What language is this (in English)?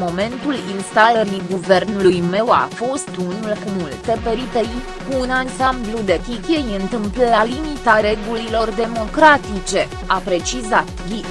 Romanian